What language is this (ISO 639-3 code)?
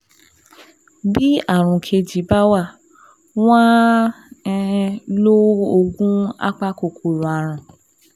yor